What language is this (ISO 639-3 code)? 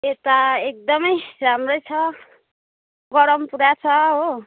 nep